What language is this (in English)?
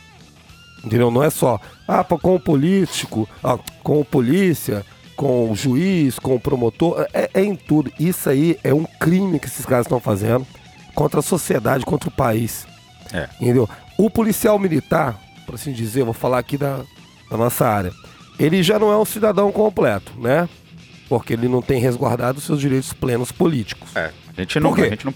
Portuguese